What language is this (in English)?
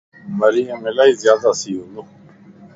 Lasi